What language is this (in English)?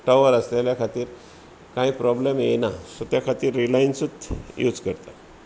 Konkani